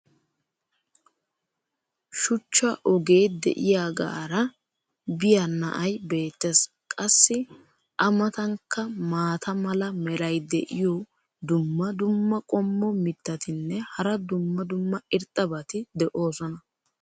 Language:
Wolaytta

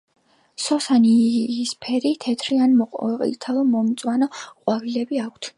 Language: Georgian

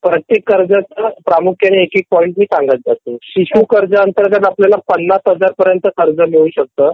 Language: Marathi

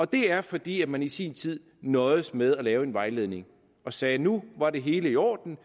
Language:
Danish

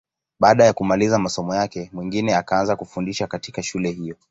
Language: Swahili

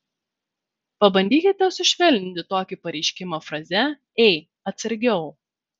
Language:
Lithuanian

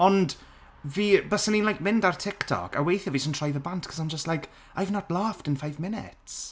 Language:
Welsh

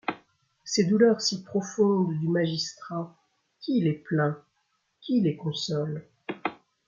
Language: French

